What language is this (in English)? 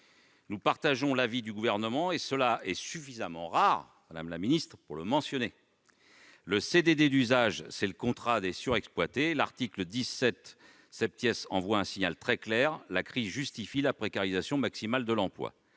French